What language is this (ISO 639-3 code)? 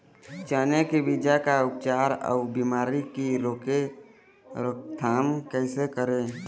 hne